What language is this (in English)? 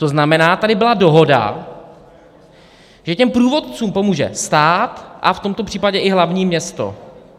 Czech